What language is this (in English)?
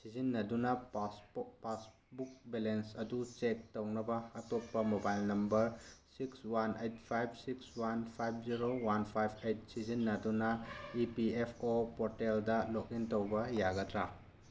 Manipuri